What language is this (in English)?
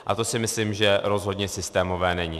Czech